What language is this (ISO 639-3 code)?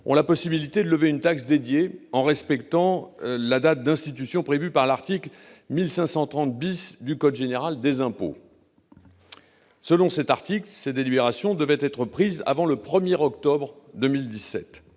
fra